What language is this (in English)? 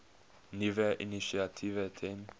Afrikaans